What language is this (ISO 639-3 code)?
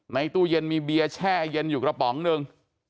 tha